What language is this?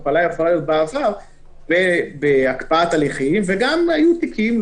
Hebrew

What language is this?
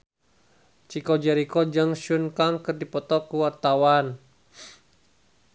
Sundanese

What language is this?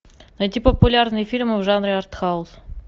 Russian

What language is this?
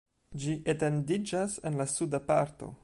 Esperanto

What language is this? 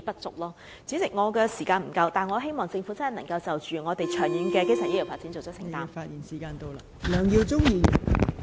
Cantonese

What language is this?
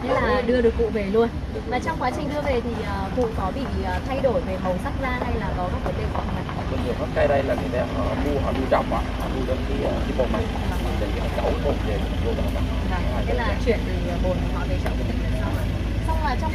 Vietnamese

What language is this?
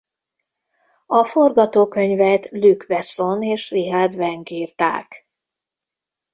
Hungarian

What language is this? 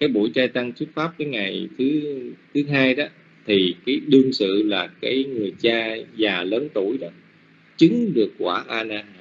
Vietnamese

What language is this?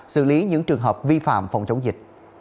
Vietnamese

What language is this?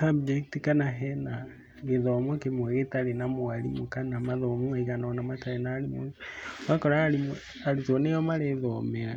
Kikuyu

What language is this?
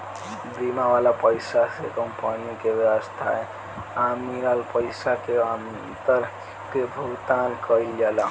Bhojpuri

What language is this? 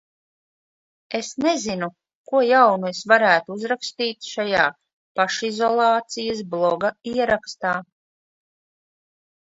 Latvian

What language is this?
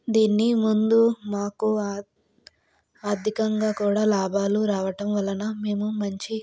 Telugu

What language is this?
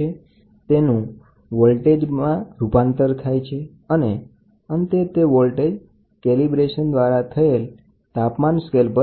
Gujarati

